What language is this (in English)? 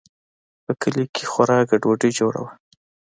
Pashto